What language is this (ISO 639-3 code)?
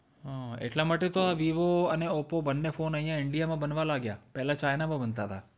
guj